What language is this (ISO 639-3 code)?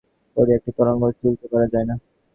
ben